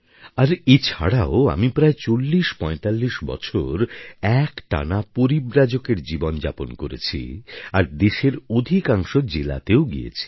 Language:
Bangla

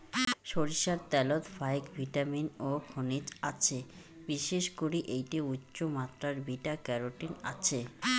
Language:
Bangla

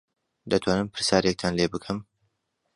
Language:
Central Kurdish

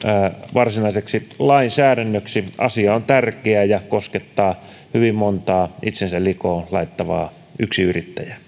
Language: Finnish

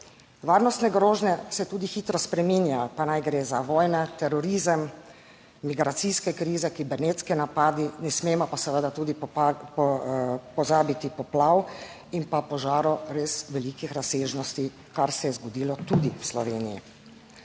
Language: Slovenian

